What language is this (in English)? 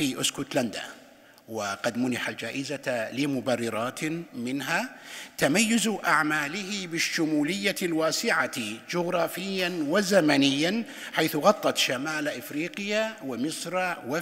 Arabic